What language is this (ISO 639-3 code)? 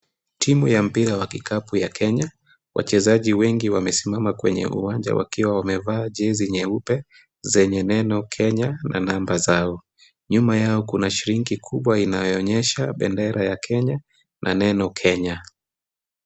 swa